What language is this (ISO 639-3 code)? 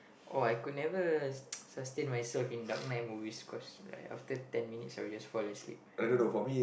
eng